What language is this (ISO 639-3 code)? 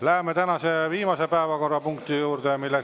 est